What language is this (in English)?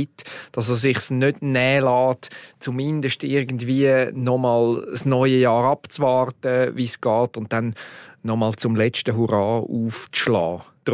German